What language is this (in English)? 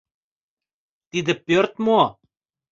Mari